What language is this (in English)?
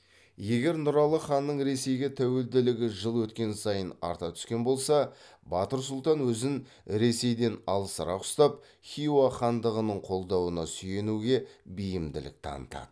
Kazakh